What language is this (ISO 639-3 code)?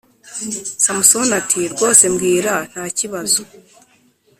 kin